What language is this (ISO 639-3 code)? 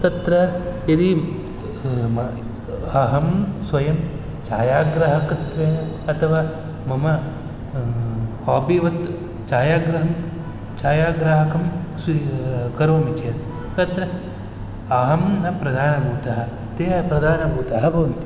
san